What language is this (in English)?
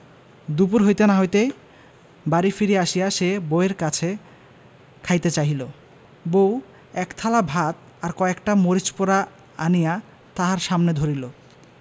Bangla